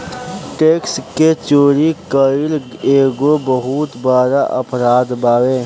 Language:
Bhojpuri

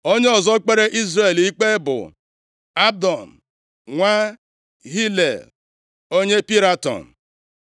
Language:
Igbo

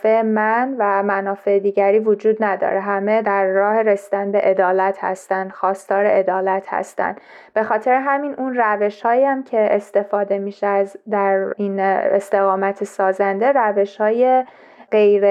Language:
Persian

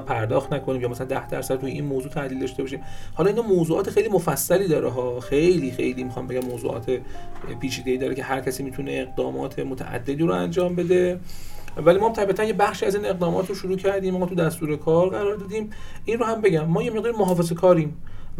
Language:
Persian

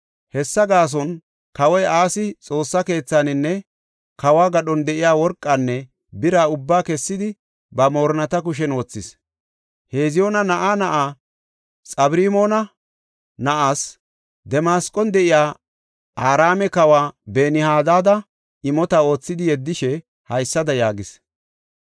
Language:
Gofa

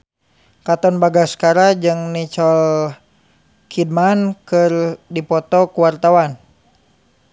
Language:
Sundanese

